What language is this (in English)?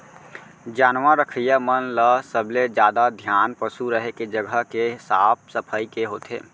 Chhattisgarhi